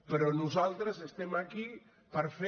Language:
Catalan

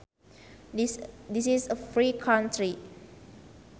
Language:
Sundanese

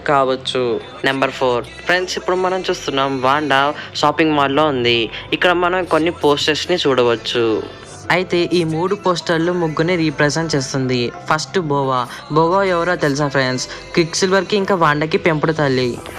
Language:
Hindi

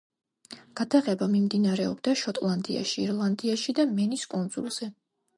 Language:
Georgian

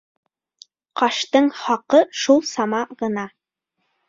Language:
Bashkir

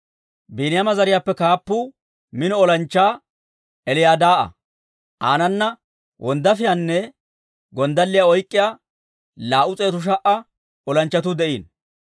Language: Dawro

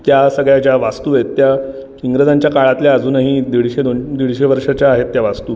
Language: Marathi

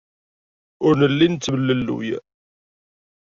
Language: Kabyle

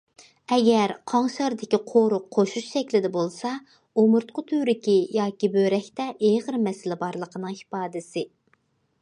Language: Uyghur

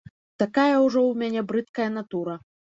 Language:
Belarusian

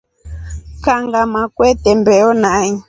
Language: Rombo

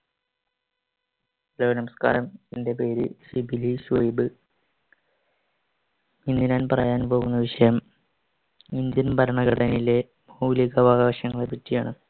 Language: Malayalam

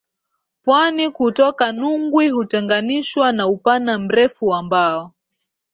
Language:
Swahili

